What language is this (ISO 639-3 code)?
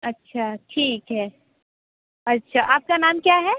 hin